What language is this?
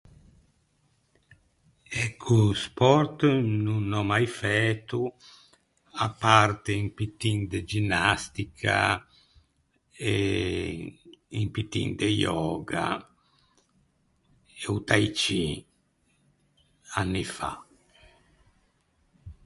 Ligurian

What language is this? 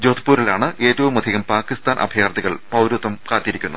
Malayalam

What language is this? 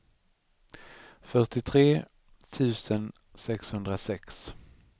Swedish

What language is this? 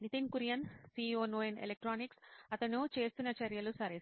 Telugu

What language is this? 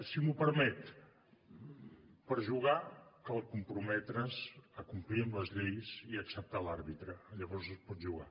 Catalan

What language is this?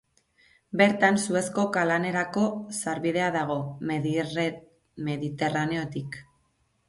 Basque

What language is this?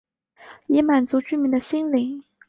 Chinese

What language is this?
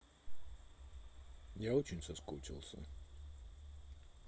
Russian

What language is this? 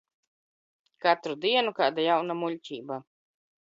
Latvian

